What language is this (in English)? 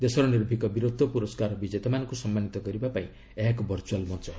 Odia